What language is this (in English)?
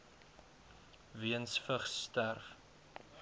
Afrikaans